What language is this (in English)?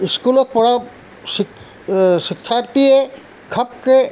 Assamese